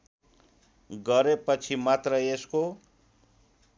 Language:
Nepali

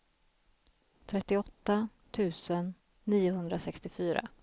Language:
Swedish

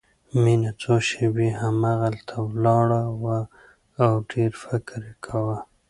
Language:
Pashto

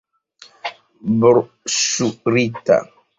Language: Esperanto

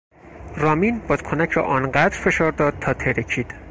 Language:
Persian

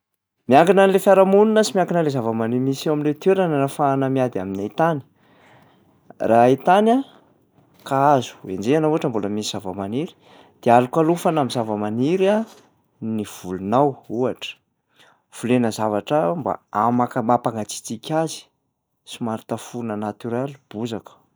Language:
Malagasy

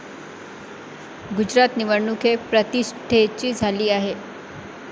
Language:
Marathi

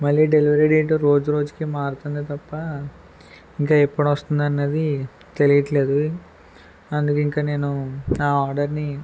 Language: Telugu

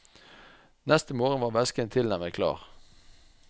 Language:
Norwegian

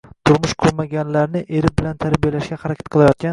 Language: Uzbek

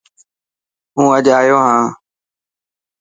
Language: Dhatki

